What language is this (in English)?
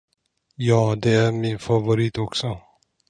Swedish